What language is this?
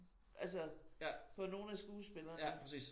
Danish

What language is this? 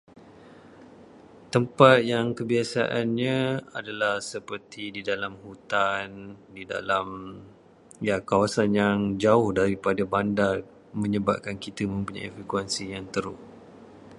Malay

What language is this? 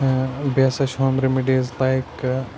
Kashmiri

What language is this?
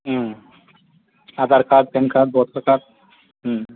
Bodo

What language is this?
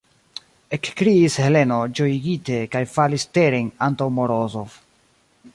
Esperanto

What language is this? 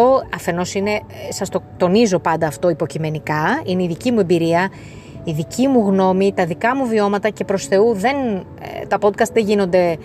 Greek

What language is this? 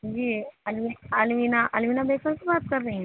Urdu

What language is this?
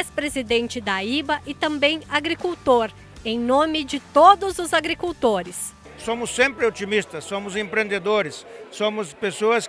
Portuguese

